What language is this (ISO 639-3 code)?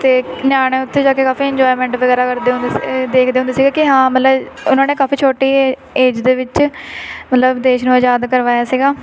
pan